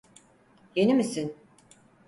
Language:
Turkish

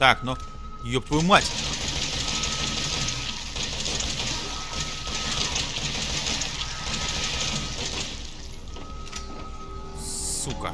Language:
Russian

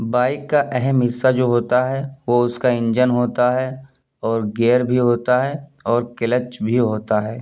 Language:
Urdu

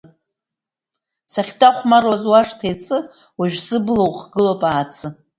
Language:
Abkhazian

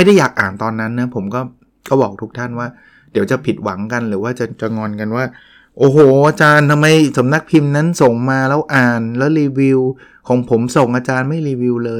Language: Thai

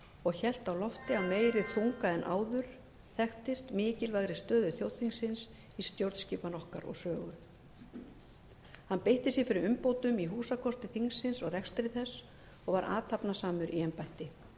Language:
Icelandic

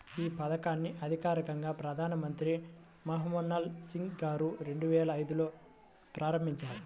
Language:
Telugu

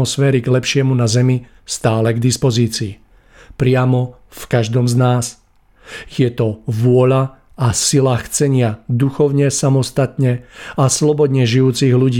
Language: Czech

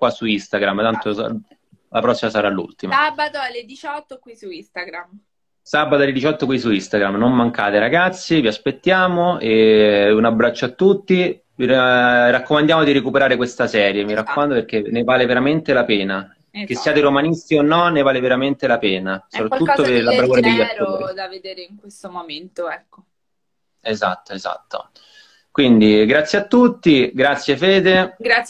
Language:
Italian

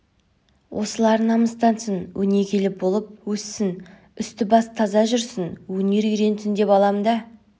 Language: Kazakh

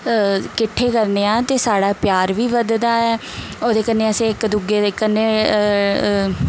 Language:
Dogri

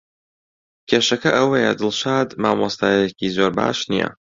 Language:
Central Kurdish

